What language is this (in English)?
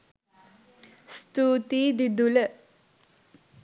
Sinhala